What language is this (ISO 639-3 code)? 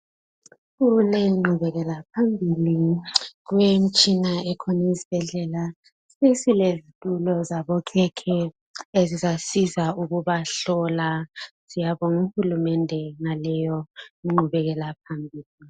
nde